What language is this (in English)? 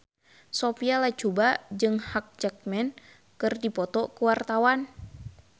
Sundanese